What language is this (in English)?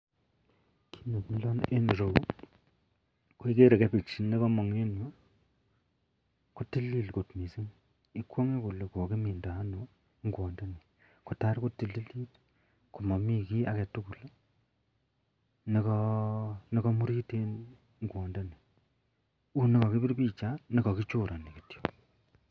Kalenjin